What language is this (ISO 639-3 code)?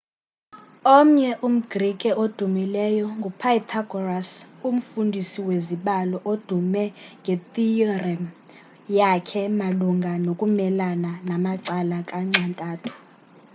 xho